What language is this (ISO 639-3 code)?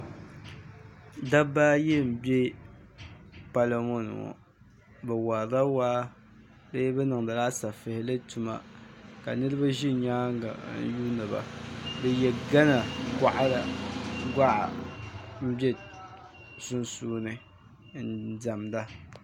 dag